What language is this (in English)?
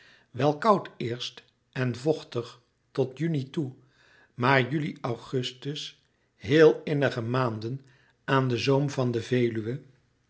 Dutch